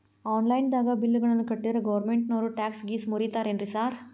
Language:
Kannada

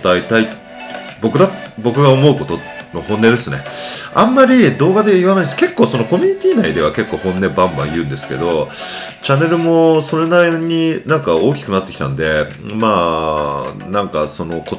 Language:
Japanese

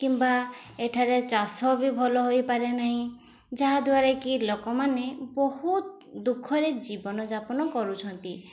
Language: Odia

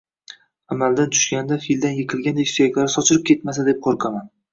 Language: Uzbek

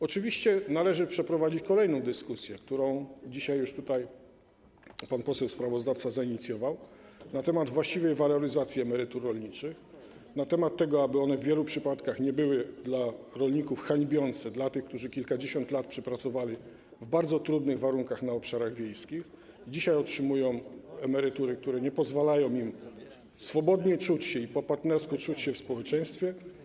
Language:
Polish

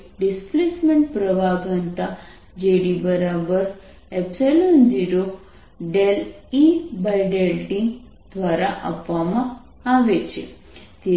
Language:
Gujarati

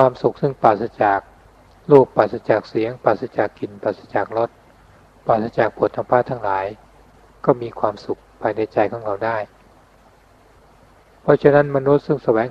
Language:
Thai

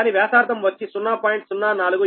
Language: Telugu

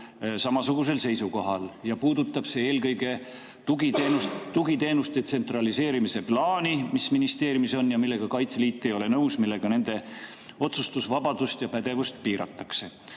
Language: Estonian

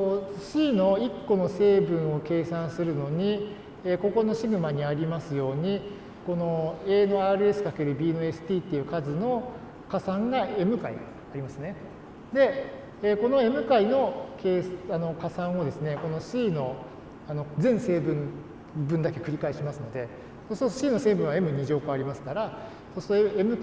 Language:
Japanese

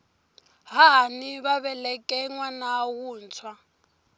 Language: Tsonga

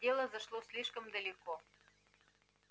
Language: Russian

